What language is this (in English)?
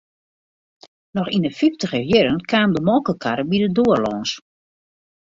Western Frisian